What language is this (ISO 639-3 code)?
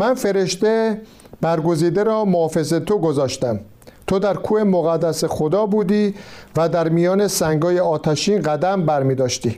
fas